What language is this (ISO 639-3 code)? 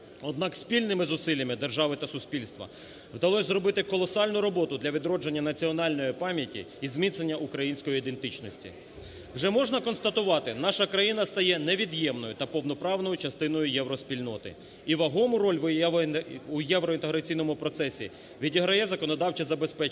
ukr